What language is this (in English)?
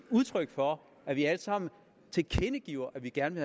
Danish